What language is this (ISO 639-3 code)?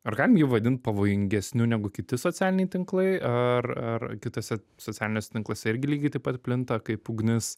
lit